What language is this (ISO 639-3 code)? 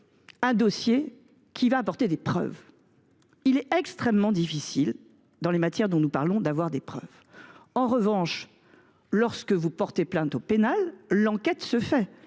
fra